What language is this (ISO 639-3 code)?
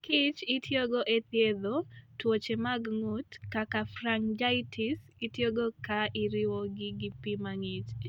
luo